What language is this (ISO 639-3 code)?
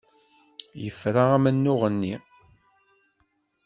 kab